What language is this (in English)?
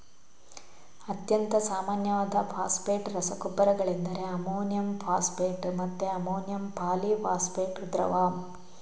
Kannada